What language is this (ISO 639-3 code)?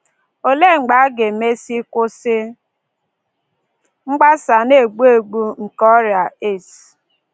ibo